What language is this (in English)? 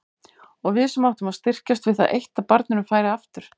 Icelandic